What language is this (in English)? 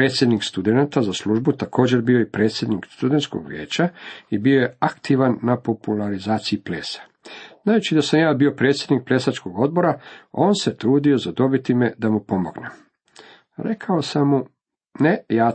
Croatian